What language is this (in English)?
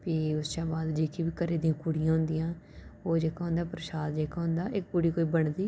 Dogri